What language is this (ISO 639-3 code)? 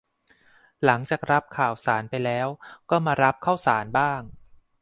tha